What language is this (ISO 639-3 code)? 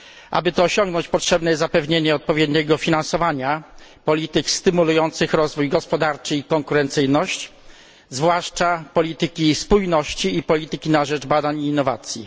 pol